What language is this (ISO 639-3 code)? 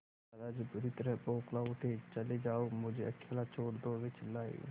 hin